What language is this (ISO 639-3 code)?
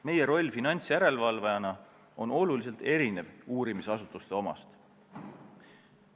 est